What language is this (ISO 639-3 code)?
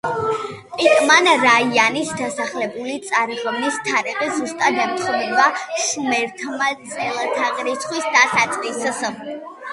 kat